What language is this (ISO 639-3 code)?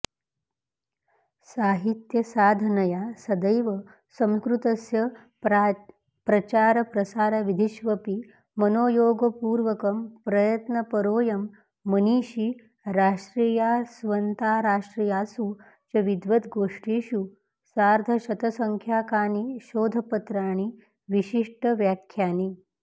san